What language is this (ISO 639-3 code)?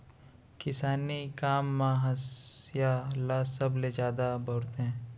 hne